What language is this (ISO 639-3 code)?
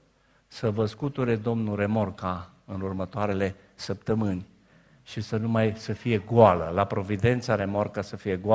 ron